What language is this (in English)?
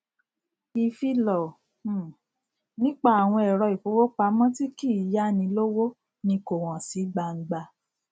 Yoruba